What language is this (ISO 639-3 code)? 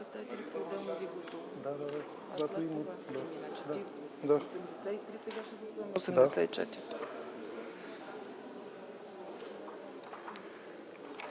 bul